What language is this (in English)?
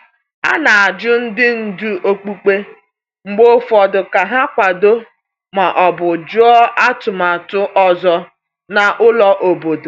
Igbo